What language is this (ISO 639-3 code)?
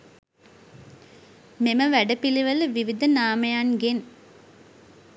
sin